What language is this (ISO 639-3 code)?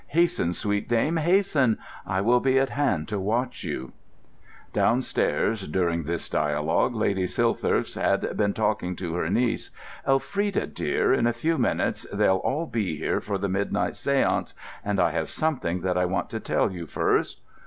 eng